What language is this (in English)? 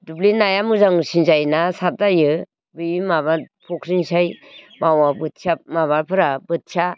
Bodo